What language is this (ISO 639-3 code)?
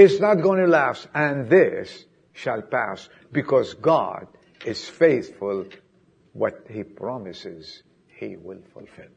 eng